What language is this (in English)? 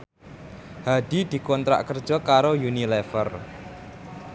Javanese